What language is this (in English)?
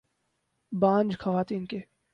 Urdu